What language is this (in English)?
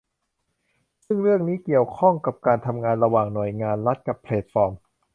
Thai